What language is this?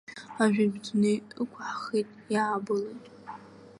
Abkhazian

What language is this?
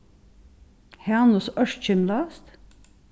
Faroese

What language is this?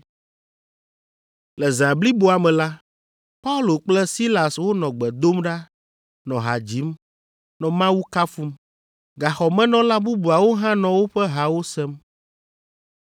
Ewe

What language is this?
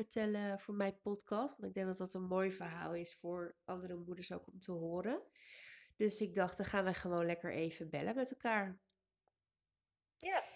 Dutch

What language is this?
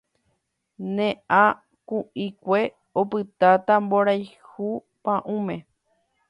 Guarani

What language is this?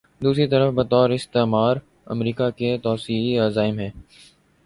Urdu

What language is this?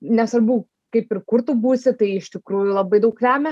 Lithuanian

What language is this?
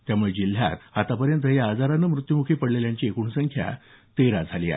Marathi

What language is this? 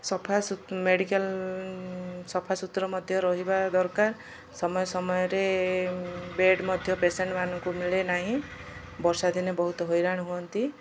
Odia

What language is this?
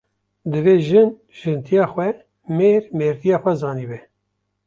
Kurdish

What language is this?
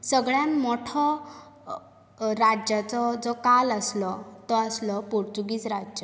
Konkani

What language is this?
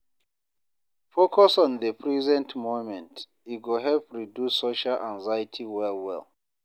Nigerian Pidgin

